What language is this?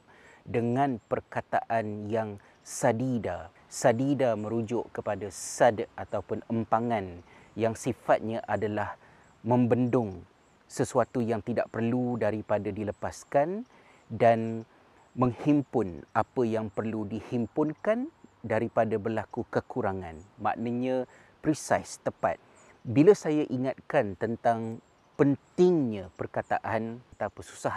Malay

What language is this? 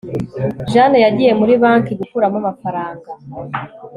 Kinyarwanda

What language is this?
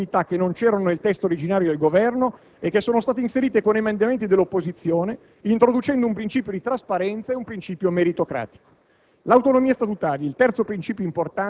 Italian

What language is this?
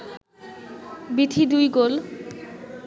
Bangla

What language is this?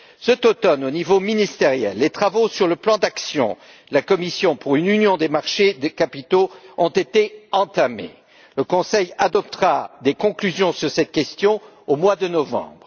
French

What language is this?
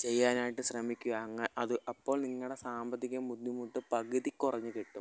Malayalam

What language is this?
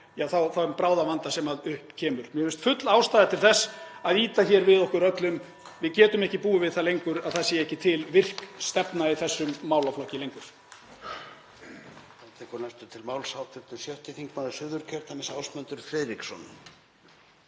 Icelandic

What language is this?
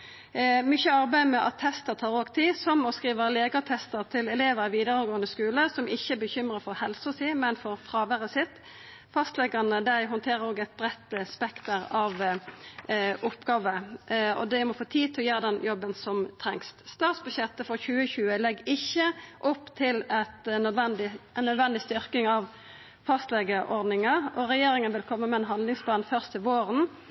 Norwegian Nynorsk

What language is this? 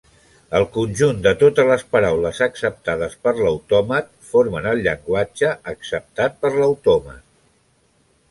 Catalan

